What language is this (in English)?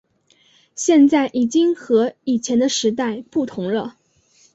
Chinese